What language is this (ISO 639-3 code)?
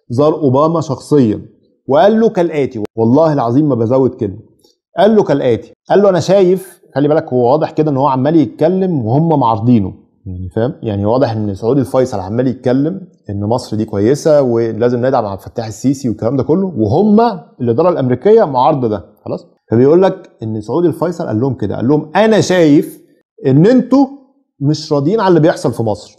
ara